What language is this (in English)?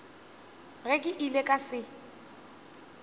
Northern Sotho